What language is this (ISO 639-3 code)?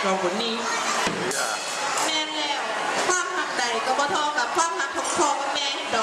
tha